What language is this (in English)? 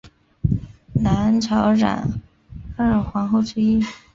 Chinese